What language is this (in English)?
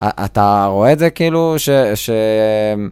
Hebrew